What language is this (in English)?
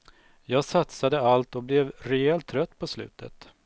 Swedish